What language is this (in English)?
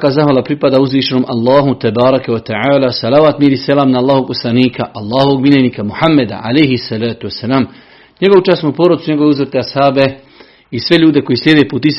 Croatian